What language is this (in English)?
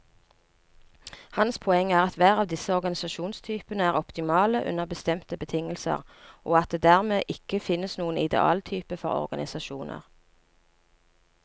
Norwegian